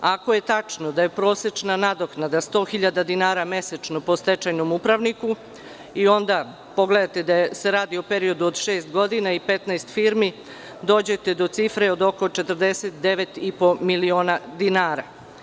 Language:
Serbian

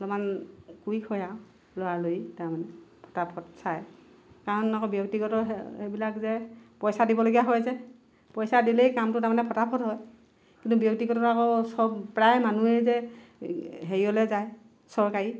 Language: Assamese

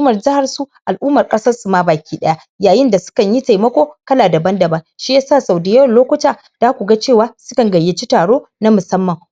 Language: Hausa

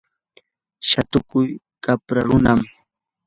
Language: Yanahuanca Pasco Quechua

